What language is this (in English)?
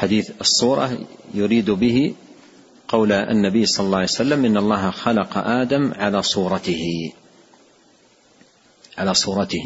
Arabic